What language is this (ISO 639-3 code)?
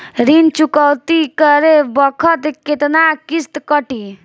bho